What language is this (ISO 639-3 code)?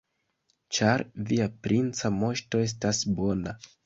epo